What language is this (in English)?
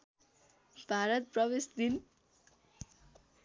Nepali